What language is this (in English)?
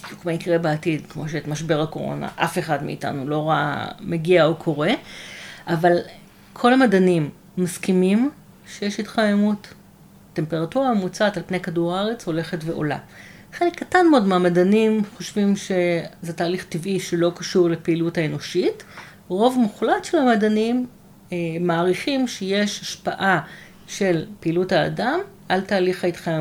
Hebrew